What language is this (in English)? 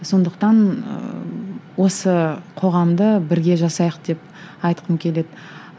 Kazakh